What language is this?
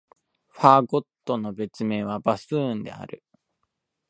Japanese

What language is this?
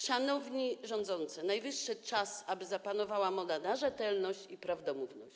Polish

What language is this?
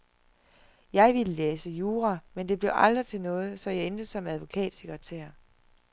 Danish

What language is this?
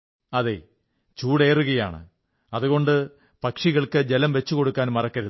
Malayalam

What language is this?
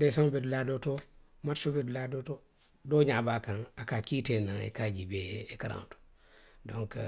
Western Maninkakan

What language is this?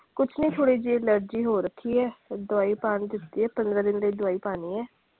Punjabi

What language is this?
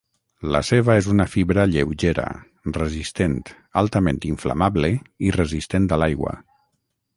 Catalan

